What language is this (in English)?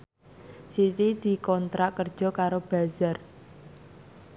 Javanese